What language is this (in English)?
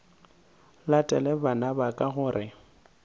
Northern Sotho